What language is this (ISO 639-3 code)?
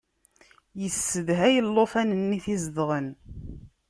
kab